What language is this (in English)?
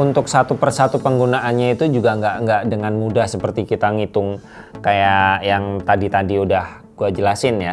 Indonesian